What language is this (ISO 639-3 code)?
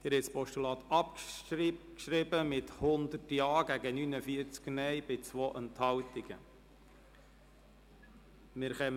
gsw